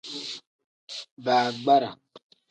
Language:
Tem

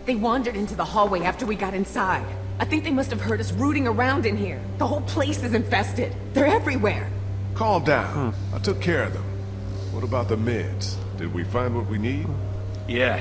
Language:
Spanish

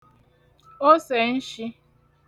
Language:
Igbo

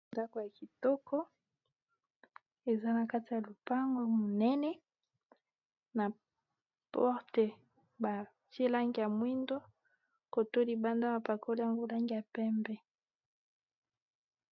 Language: Lingala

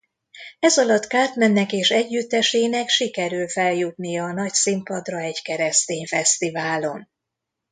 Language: Hungarian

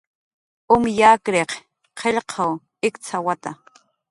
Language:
Jaqaru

